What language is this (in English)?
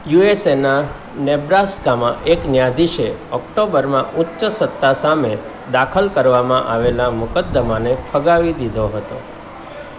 Gujarati